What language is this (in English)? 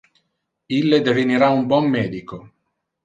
Interlingua